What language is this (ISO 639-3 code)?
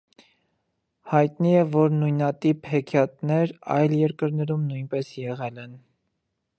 hye